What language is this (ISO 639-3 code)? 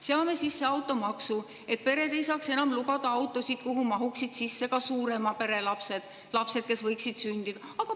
est